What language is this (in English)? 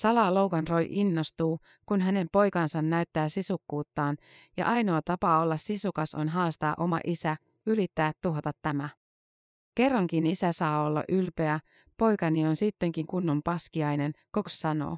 Finnish